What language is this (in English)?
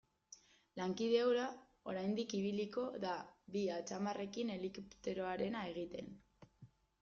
Basque